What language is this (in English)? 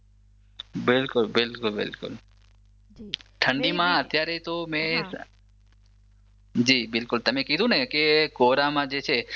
Gujarati